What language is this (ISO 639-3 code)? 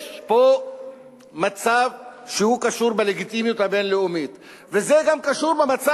heb